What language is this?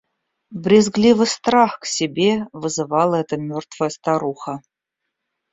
Russian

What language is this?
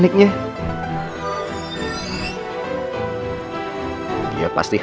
Indonesian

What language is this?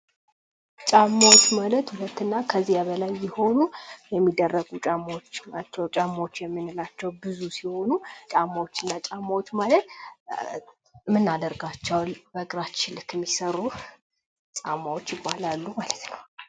Amharic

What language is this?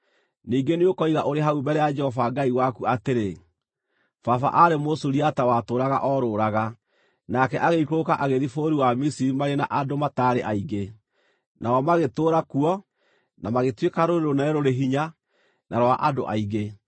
Kikuyu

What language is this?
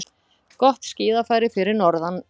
Icelandic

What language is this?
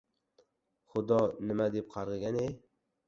Uzbek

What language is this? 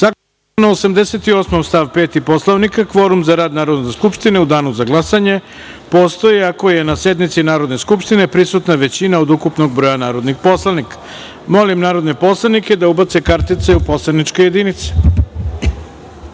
Serbian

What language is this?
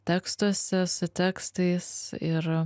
Lithuanian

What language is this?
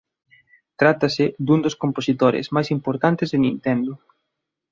Galician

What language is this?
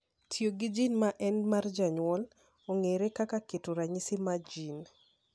Luo (Kenya and Tanzania)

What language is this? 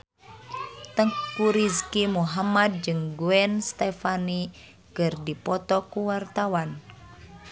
Sundanese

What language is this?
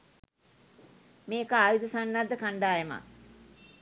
Sinhala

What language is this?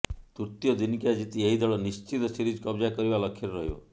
Odia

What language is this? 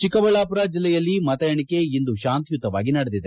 Kannada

